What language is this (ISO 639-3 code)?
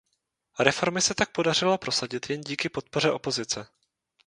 ces